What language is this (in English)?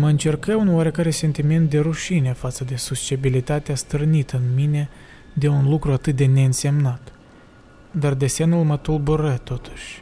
Romanian